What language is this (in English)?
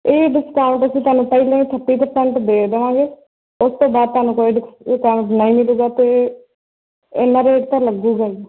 Punjabi